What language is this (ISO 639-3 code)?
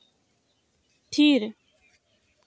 sat